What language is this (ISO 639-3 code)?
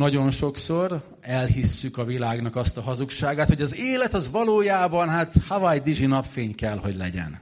hun